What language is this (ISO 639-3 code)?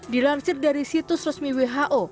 ind